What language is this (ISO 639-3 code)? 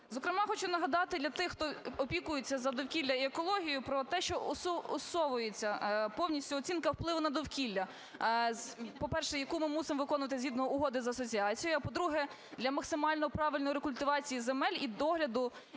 ukr